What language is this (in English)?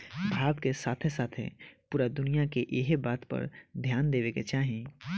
Bhojpuri